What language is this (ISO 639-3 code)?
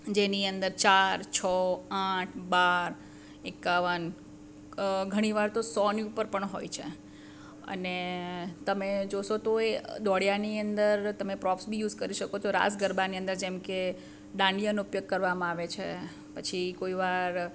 guj